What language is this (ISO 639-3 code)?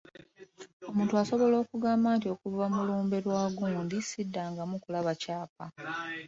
lug